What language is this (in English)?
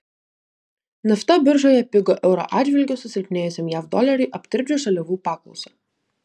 Lithuanian